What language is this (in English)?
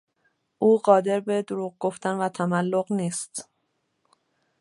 Persian